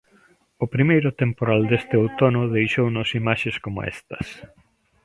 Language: Galician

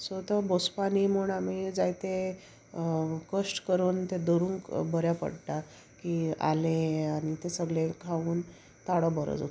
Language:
Konkani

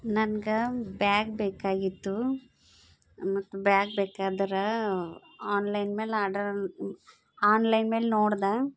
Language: Kannada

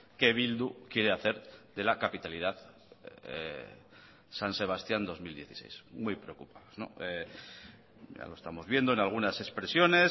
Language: Spanish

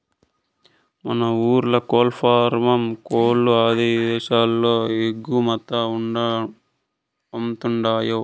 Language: Telugu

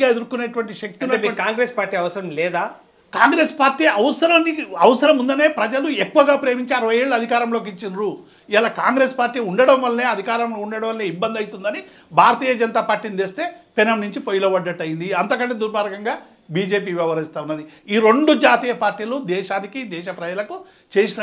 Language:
Hindi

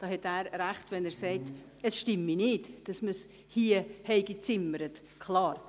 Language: Swiss German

